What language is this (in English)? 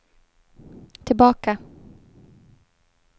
Swedish